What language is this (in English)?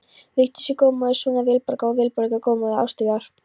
Icelandic